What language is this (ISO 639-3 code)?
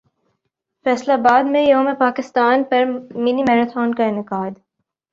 urd